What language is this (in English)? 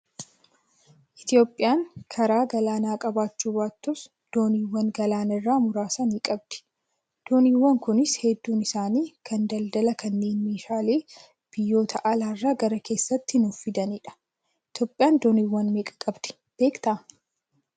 Oromo